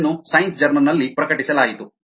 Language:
Kannada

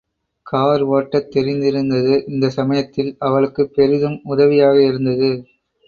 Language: Tamil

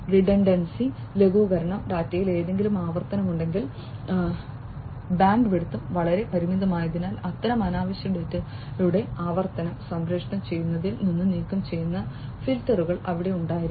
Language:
Malayalam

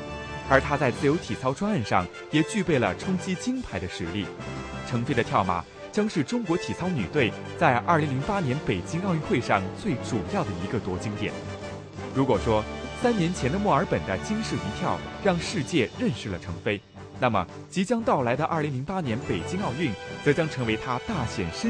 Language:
Chinese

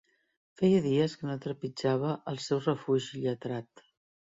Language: Catalan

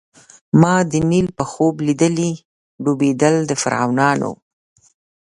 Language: Pashto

